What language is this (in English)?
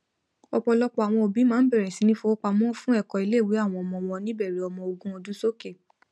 Yoruba